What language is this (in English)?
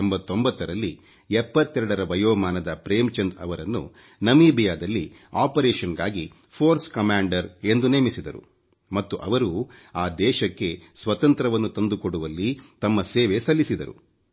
Kannada